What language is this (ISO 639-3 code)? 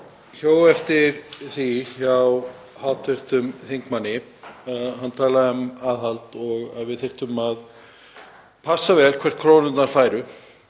isl